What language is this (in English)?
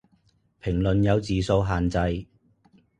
Cantonese